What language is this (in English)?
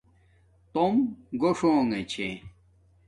Domaaki